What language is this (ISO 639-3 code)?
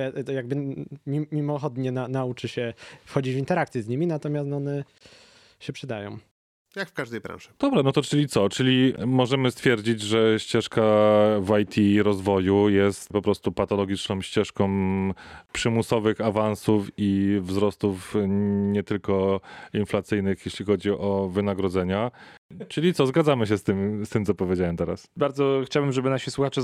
pol